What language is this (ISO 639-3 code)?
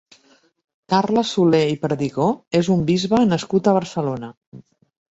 cat